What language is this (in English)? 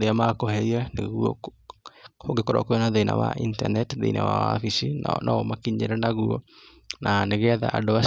Kikuyu